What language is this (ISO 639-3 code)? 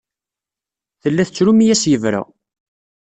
kab